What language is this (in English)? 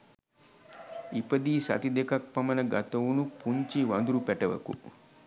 Sinhala